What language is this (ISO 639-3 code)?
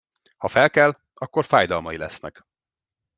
hun